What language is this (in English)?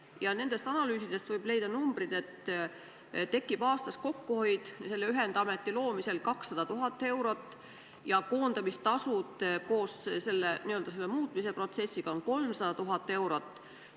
Estonian